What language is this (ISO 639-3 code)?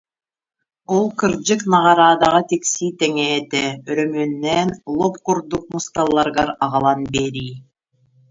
sah